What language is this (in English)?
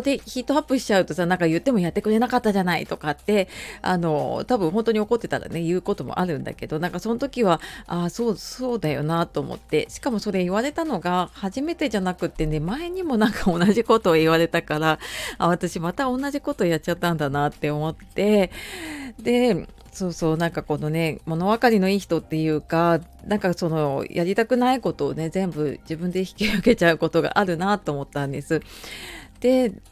Japanese